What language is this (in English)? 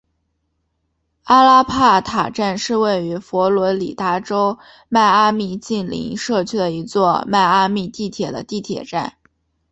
Chinese